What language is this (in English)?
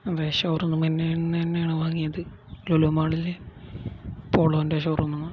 Malayalam